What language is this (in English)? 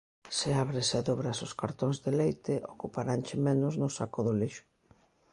Galician